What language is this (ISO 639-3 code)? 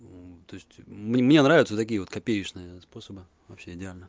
rus